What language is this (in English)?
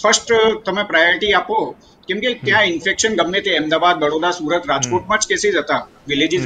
Hindi